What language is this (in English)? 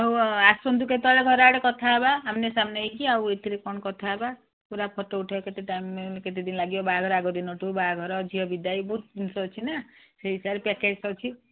Odia